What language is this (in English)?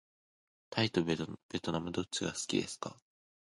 Japanese